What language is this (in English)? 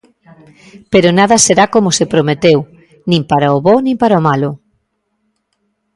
Galician